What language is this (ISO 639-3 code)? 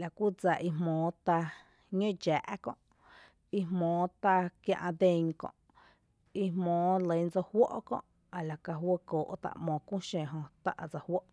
cte